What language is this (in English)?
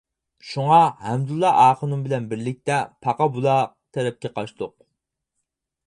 Uyghur